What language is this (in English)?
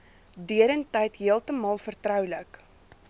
Afrikaans